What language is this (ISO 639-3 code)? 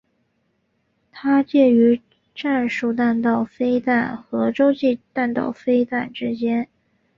zho